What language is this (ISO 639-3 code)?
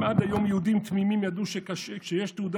heb